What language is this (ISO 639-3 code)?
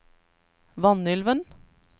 nor